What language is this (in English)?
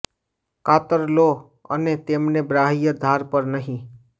Gujarati